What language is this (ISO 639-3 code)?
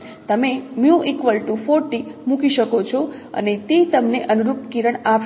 guj